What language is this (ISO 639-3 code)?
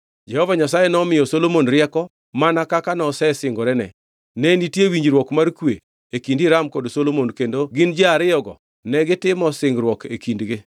luo